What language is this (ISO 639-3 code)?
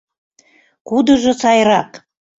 chm